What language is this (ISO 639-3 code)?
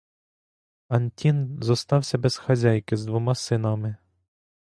ukr